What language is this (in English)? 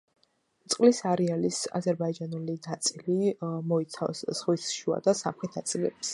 Georgian